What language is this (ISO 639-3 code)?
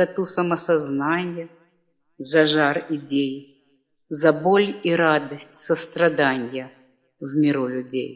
rus